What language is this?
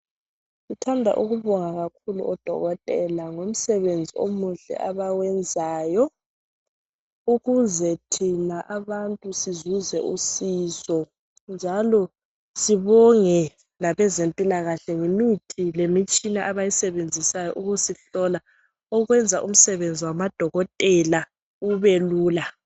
North Ndebele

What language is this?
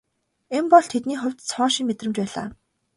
Mongolian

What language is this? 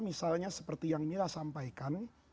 Indonesian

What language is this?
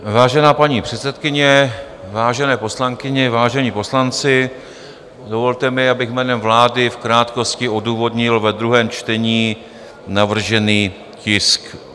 Czech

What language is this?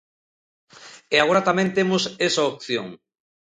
Galician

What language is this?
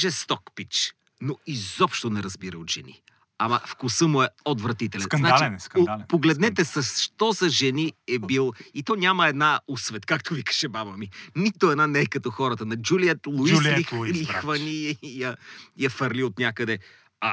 Bulgarian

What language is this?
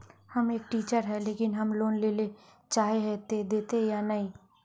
Magahi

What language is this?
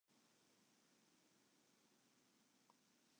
Western Frisian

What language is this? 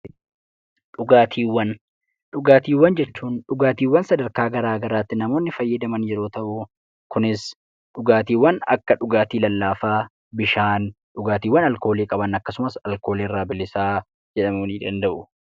Oromo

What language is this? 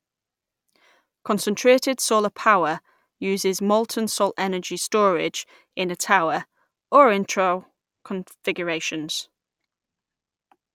English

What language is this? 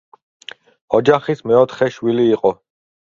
Georgian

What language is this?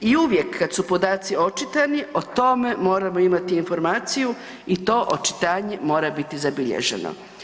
Croatian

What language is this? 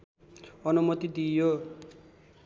Nepali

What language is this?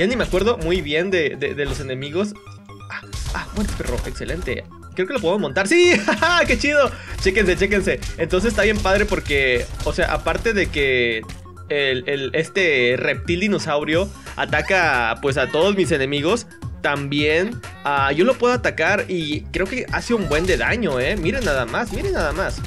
Spanish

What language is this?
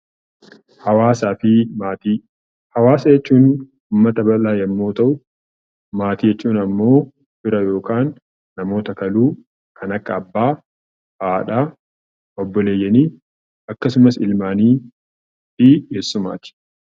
Oromo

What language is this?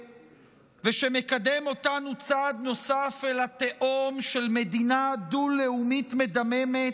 Hebrew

